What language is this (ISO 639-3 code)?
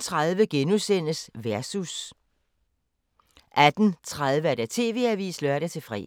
dan